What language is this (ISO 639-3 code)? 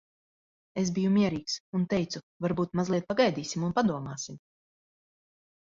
lav